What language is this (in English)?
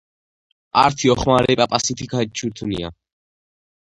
Georgian